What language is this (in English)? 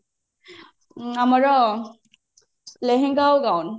Odia